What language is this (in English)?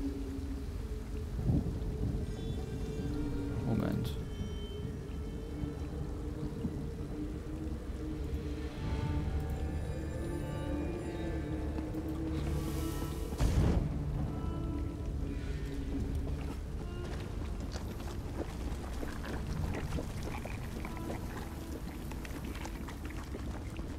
German